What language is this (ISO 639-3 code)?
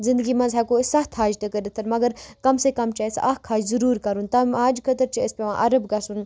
kas